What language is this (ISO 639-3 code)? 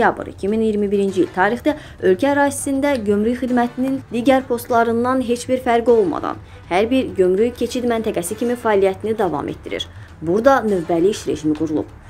tur